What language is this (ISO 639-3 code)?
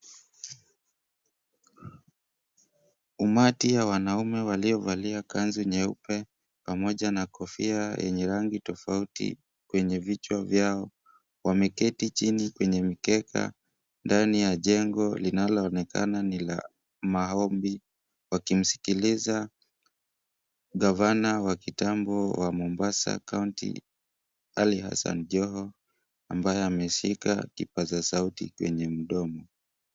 swa